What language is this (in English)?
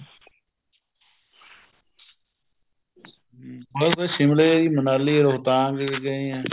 Punjabi